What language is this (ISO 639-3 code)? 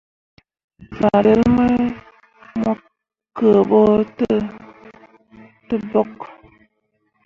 mua